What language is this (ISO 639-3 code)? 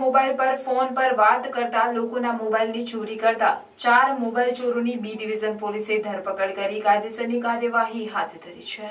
guj